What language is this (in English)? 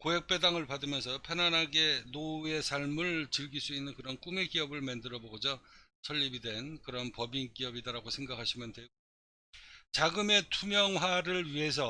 Korean